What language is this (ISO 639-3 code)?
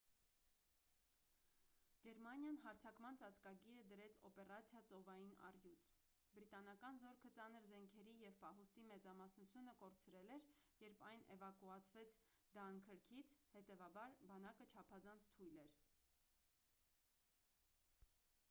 hye